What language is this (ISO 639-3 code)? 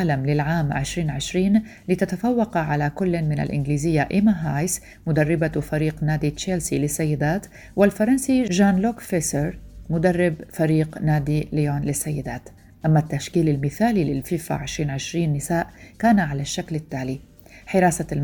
ara